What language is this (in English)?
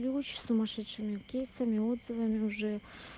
Russian